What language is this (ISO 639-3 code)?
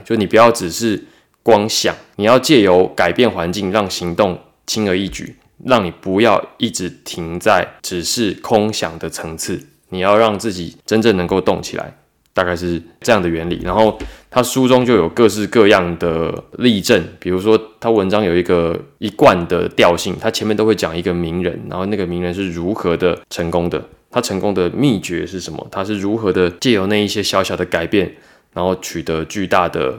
zho